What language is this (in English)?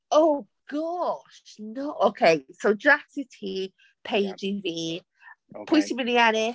Welsh